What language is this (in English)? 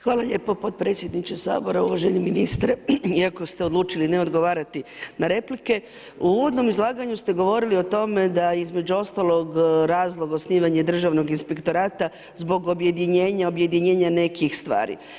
Croatian